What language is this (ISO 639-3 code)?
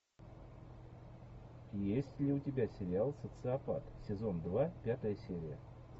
rus